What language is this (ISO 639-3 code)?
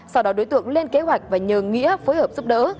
vie